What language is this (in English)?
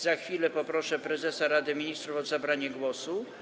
Polish